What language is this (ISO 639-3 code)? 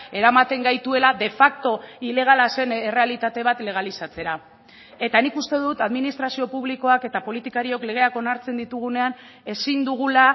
eus